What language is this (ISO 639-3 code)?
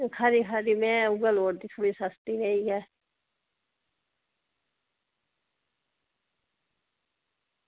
doi